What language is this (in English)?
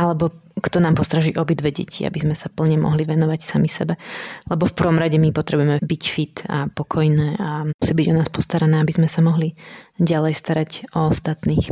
Slovak